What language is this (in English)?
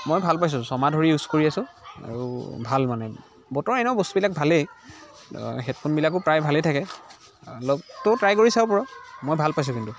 Assamese